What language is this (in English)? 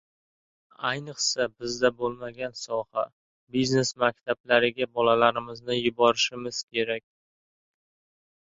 Uzbek